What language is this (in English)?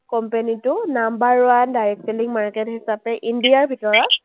Assamese